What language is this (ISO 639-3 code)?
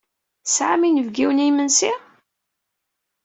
kab